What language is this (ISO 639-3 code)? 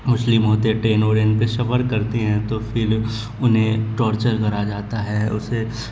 urd